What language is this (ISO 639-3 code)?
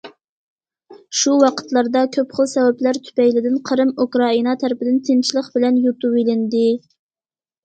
uig